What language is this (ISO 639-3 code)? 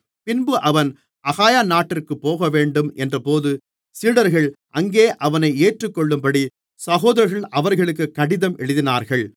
tam